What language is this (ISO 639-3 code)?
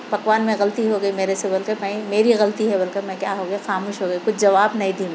urd